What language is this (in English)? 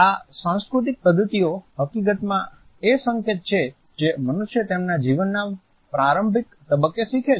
Gujarati